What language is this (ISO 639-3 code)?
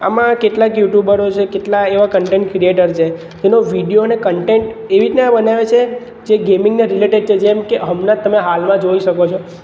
guj